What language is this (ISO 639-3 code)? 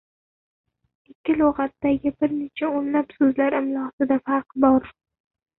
uzb